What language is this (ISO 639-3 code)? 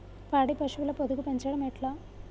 tel